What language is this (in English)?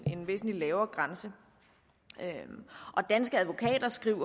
Danish